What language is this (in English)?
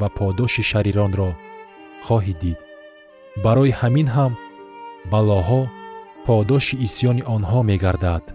Persian